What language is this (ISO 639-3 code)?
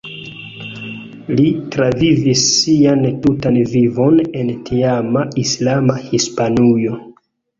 epo